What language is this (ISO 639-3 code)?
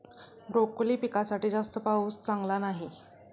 mar